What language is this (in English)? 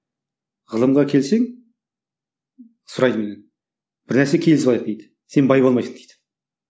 Kazakh